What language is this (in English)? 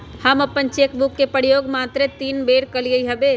Magahi